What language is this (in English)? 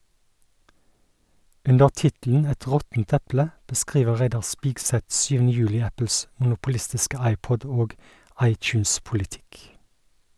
Norwegian